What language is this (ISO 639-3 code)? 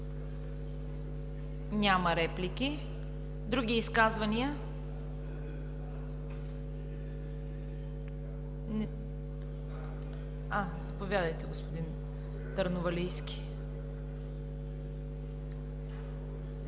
bul